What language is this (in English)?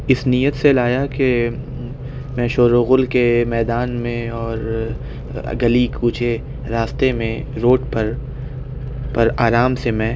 Urdu